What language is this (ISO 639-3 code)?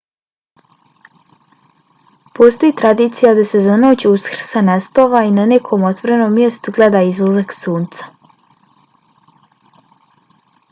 bos